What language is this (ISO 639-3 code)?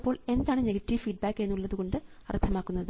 mal